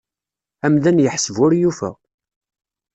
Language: Kabyle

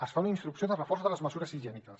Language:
Catalan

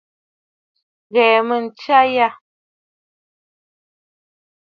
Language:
Bafut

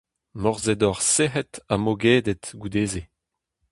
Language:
Breton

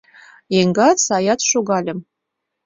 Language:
Mari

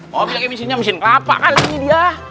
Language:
Indonesian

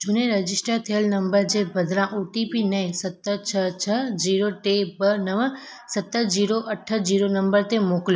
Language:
Sindhi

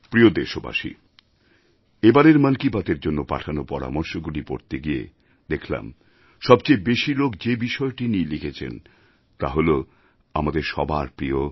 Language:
Bangla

